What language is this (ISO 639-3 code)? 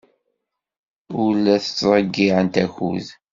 kab